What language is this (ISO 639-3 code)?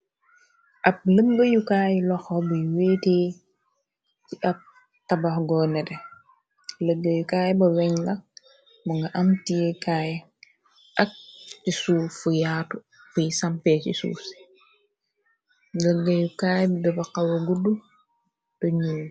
wol